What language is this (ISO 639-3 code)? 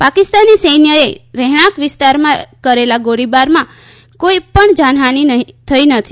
guj